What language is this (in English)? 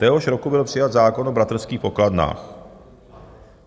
Czech